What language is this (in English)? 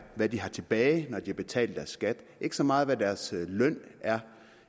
Danish